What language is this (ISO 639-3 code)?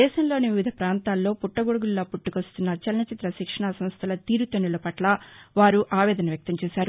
tel